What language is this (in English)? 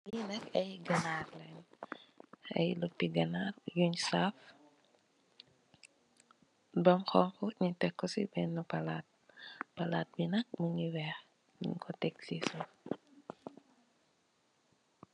Wolof